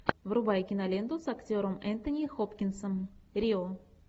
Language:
Russian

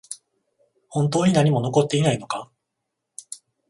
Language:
Japanese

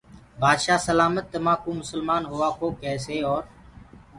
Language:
Gurgula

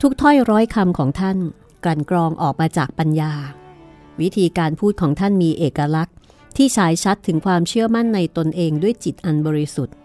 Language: Thai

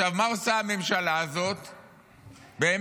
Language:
Hebrew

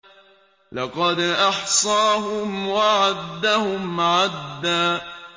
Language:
Arabic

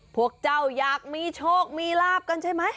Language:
Thai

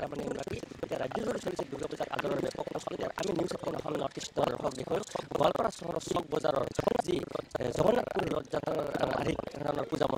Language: Bangla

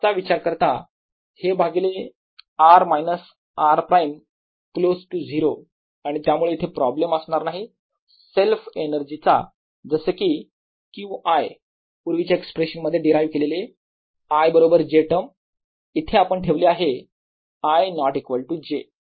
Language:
Marathi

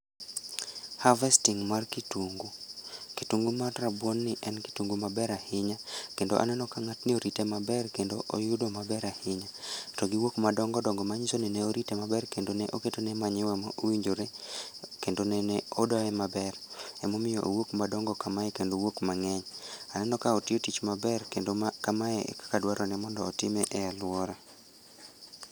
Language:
Luo (Kenya and Tanzania)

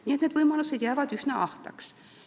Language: Estonian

